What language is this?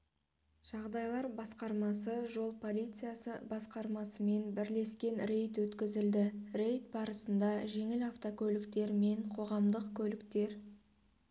Kazakh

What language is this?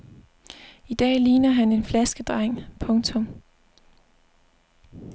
Danish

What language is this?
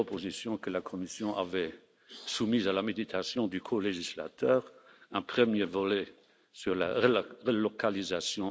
French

